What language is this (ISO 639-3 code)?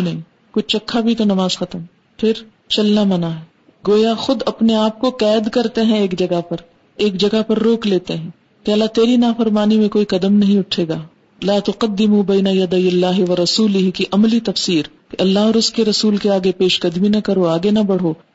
urd